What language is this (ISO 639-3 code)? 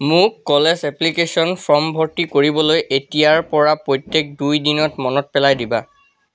asm